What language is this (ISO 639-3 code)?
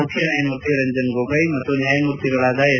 kan